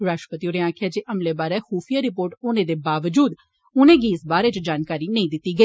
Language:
Dogri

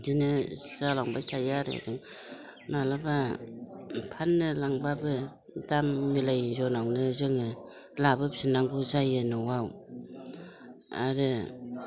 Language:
Bodo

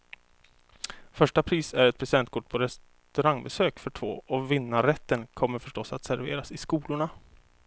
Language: Swedish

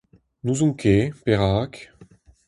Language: Breton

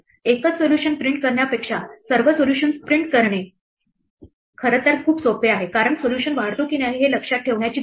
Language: Marathi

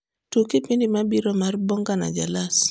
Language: Luo (Kenya and Tanzania)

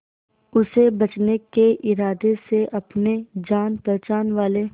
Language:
Hindi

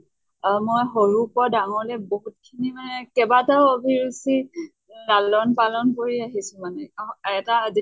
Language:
Assamese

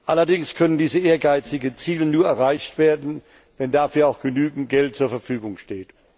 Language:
German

